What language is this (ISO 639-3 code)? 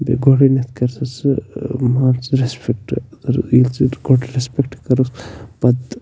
kas